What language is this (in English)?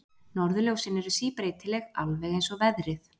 Icelandic